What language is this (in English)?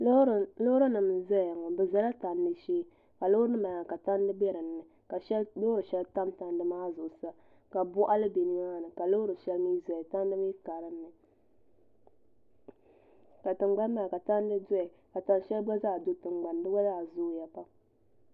Dagbani